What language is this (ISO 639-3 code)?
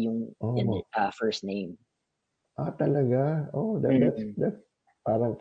fil